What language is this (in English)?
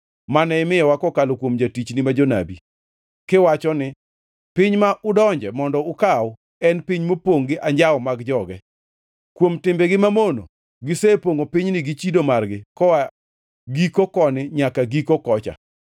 Luo (Kenya and Tanzania)